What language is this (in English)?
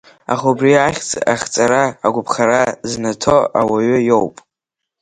Abkhazian